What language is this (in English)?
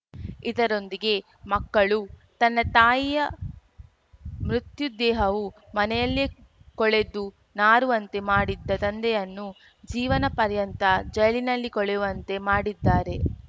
Kannada